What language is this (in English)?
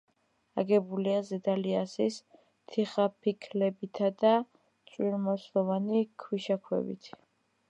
Georgian